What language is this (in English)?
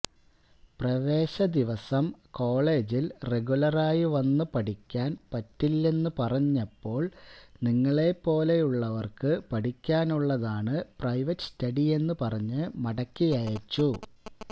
Malayalam